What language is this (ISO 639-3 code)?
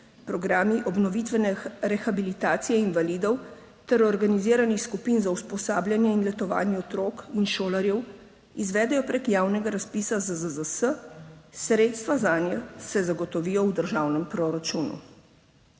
slv